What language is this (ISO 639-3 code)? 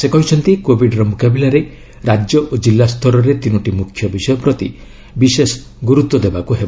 ori